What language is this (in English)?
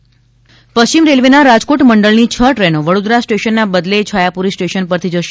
Gujarati